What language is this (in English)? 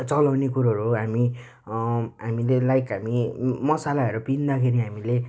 Nepali